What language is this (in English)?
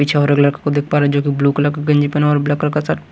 Hindi